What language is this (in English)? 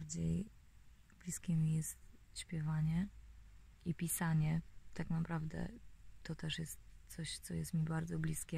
Polish